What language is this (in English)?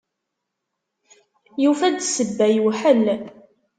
Kabyle